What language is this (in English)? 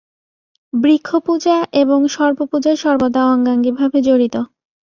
Bangla